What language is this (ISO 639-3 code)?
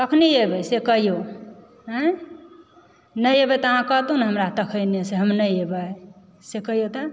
mai